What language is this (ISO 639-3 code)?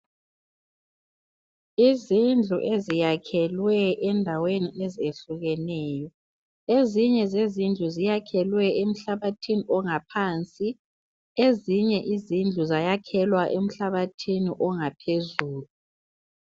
nde